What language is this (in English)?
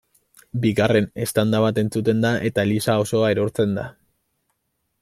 Basque